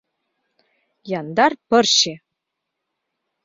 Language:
Mari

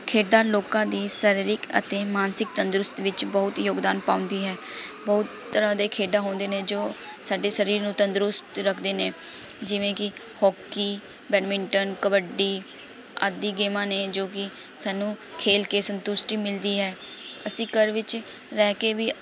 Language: Punjabi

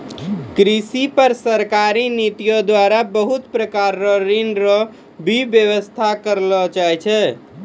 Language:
Maithili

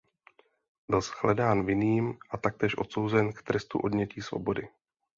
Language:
Czech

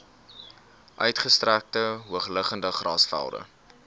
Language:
Afrikaans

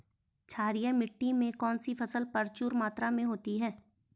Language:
Hindi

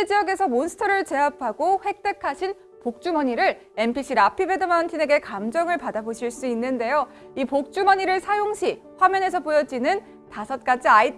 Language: Korean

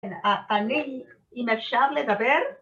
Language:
Hebrew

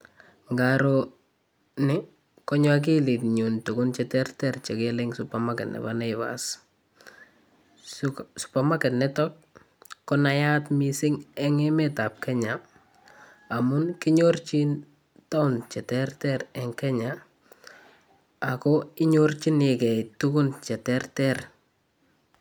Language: Kalenjin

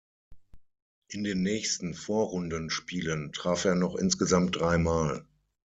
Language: German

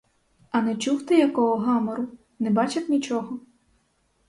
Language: Ukrainian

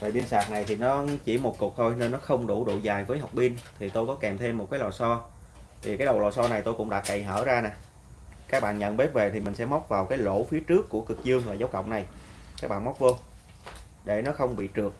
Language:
Vietnamese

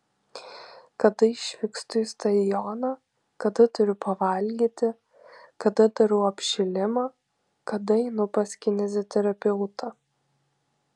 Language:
Lithuanian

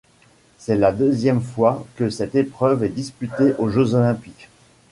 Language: French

